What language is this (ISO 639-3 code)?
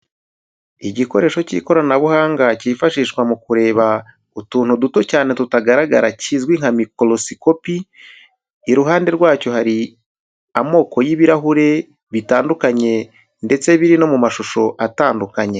kin